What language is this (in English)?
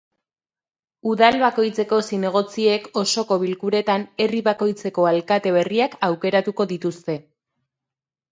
Basque